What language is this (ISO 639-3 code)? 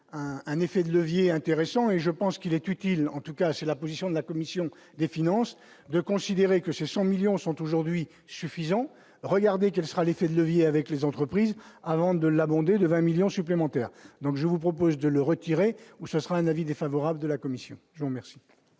fra